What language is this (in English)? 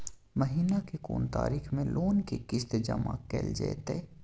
Maithili